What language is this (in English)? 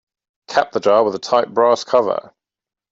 English